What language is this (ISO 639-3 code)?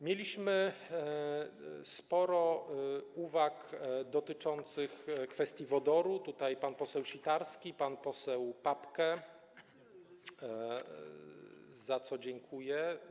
pol